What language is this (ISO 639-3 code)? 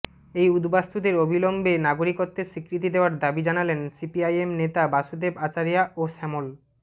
ben